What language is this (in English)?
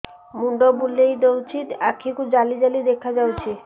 Odia